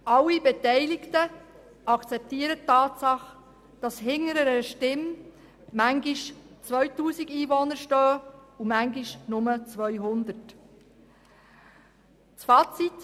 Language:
Swiss German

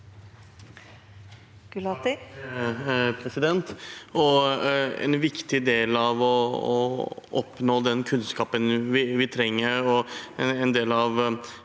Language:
Norwegian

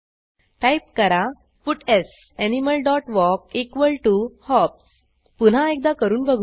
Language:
Marathi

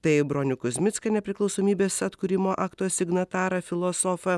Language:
Lithuanian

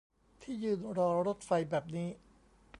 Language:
Thai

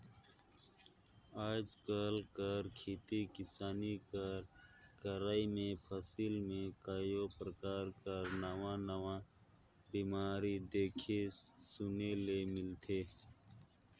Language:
Chhattisgarhi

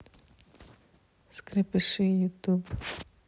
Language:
Russian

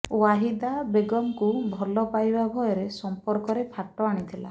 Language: Odia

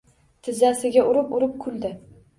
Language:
Uzbek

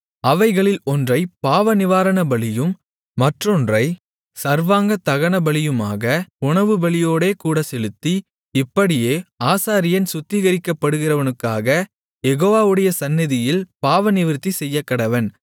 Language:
Tamil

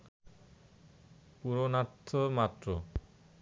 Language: Bangla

